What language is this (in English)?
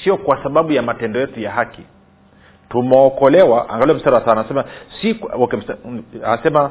Swahili